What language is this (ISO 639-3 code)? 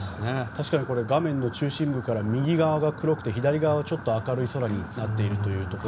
jpn